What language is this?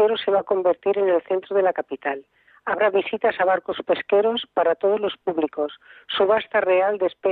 Spanish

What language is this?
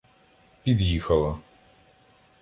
Ukrainian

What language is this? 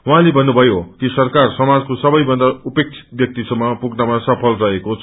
Nepali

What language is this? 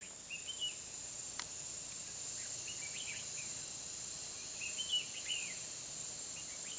Vietnamese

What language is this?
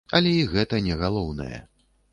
Belarusian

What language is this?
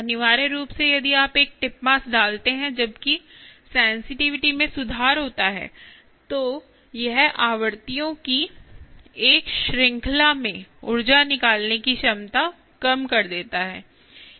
Hindi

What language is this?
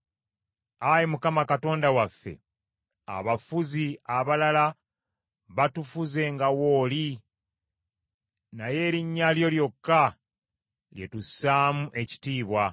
Ganda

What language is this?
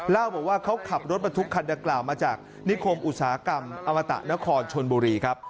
Thai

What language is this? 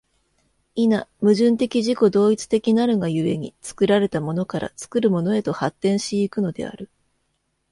Japanese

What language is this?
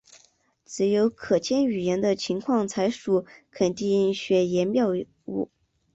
Chinese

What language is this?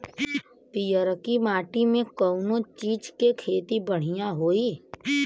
Bhojpuri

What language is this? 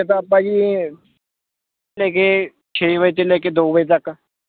Punjabi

